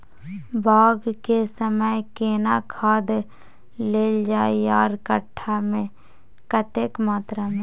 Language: Maithili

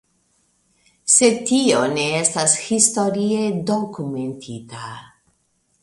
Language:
Esperanto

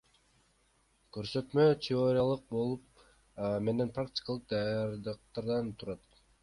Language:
Kyrgyz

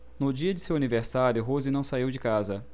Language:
Portuguese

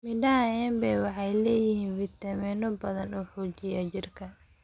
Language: Somali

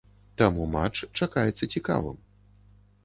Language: Belarusian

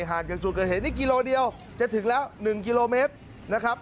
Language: Thai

